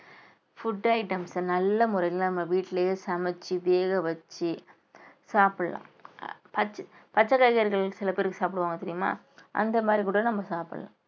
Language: Tamil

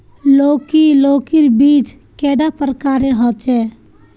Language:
Magahi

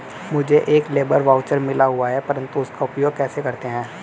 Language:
Hindi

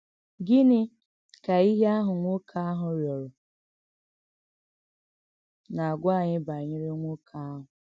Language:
Igbo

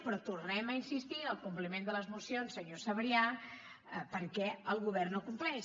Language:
Catalan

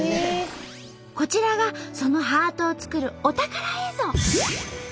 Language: Japanese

